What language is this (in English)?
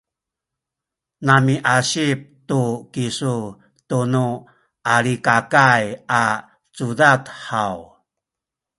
Sakizaya